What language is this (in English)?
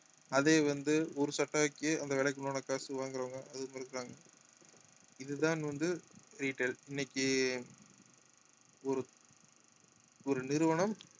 Tamil